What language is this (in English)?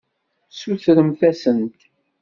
Kabyle